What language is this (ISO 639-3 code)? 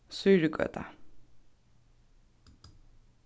fao